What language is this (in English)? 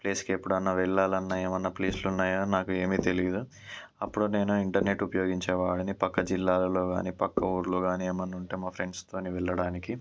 Telugu